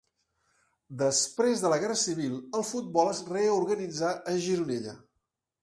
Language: Catalan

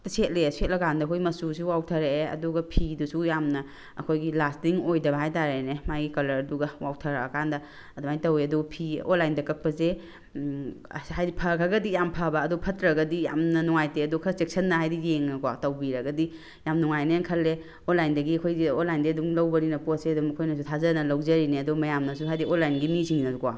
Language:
Manipuri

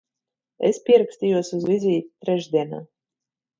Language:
Latvian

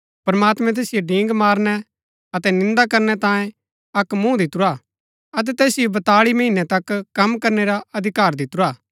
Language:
Gaddi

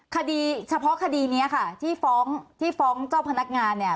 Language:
Thai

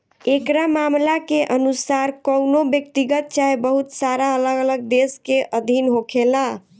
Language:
Bhojpuri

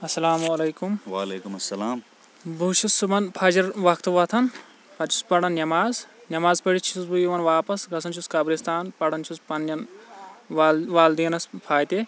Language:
Kashmiri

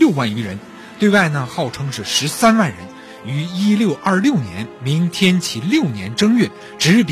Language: Chinese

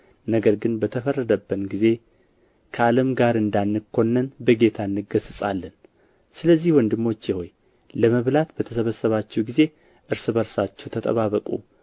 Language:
Amharic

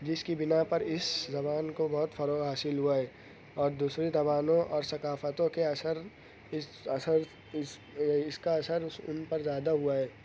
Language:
Urdu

